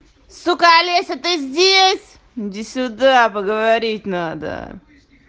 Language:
Russian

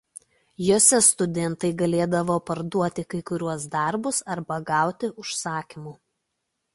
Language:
Lithuanian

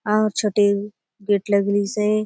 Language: Halbi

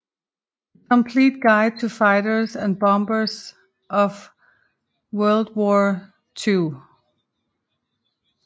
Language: Danish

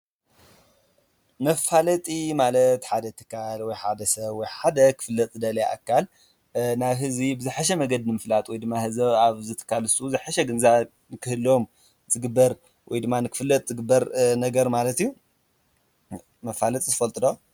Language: Tigrinya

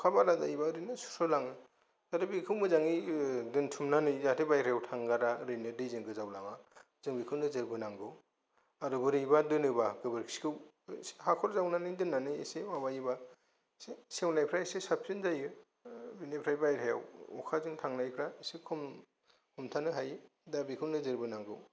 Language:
Bodo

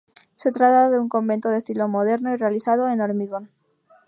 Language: Spanish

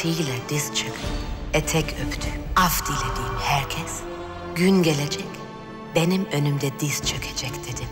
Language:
Turkish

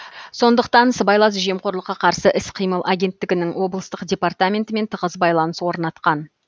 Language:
Kazakh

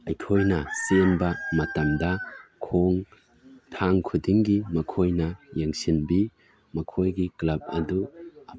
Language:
Manipuri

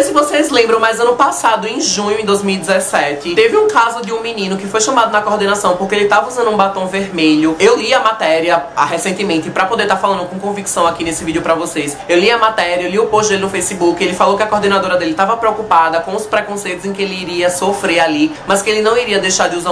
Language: Portuguese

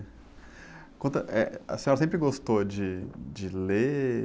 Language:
Portuguese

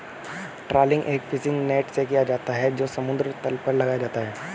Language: Hindi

